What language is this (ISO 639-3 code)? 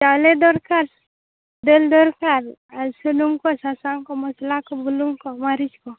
sat